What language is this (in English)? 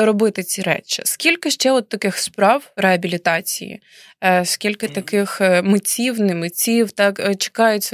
Ukrainian